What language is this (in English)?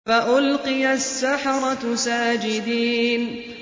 Arabic